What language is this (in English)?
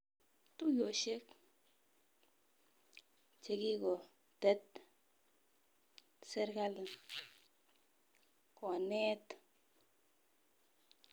Kalenjin